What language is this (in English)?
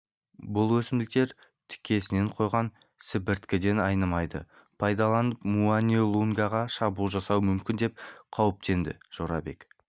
Kazakh